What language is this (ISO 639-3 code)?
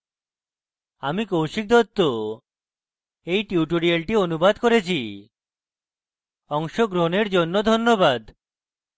ben